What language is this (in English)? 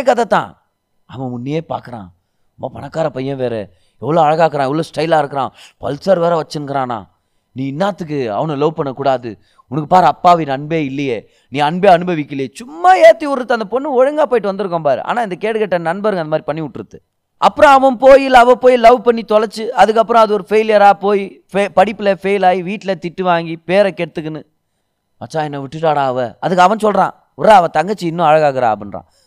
Tamil